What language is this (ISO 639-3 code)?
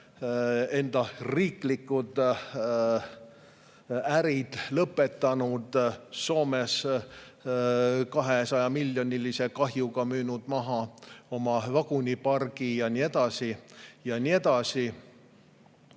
est